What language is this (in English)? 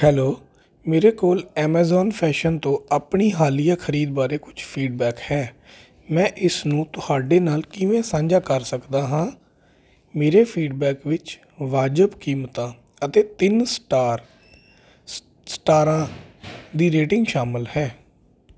Punjabi